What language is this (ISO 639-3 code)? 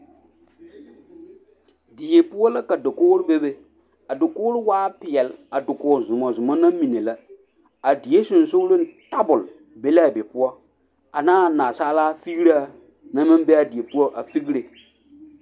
dga